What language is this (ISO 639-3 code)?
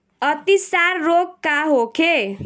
bho